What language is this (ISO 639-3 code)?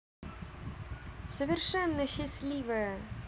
rus